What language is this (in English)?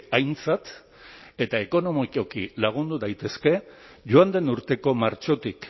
Basque